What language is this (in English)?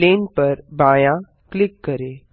Hindi